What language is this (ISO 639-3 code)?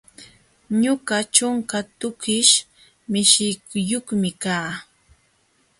qxw